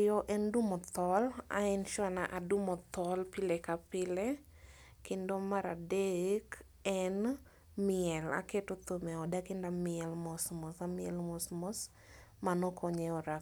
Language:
Luo (Kenya and Tanzania)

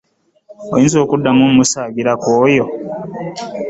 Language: Ganda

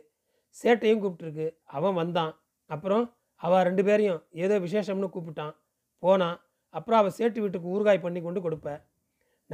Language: Tamil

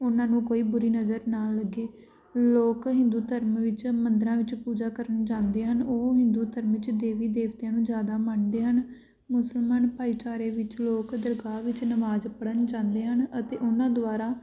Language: Punjabi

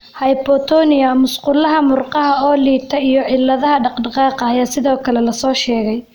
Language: Somali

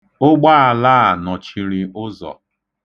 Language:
Igbo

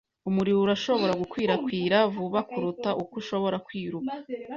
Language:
Kinyarwanda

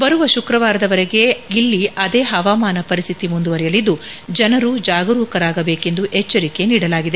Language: Kannada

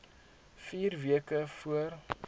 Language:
Afrikaans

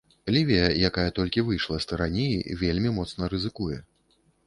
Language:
Belarusian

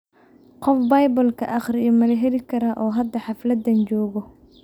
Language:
Somali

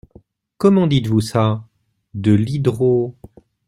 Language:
French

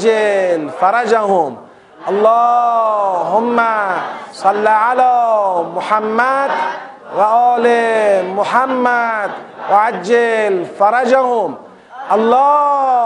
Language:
Persian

